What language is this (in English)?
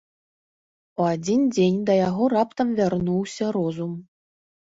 Belarusian